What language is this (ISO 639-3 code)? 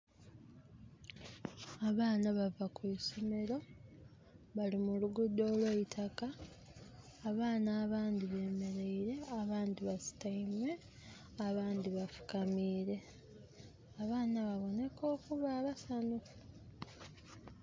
xog